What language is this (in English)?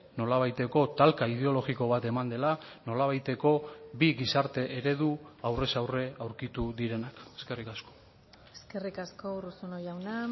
Basque